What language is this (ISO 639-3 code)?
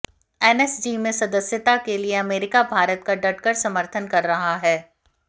hin